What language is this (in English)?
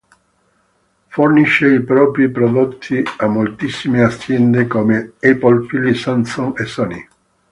Italian